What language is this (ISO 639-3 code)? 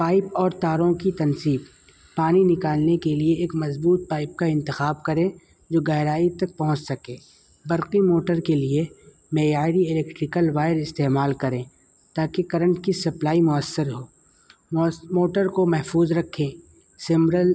urd